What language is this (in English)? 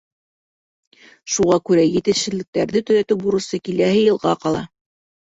Bashkir